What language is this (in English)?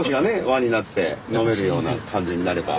Japanese